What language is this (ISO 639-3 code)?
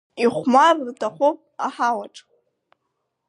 abk